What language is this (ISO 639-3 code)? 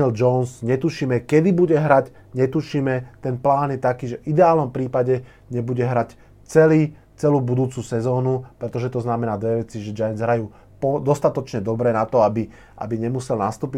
slk